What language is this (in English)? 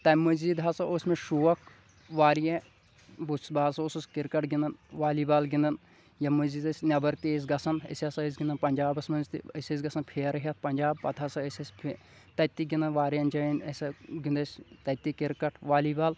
Kashmiri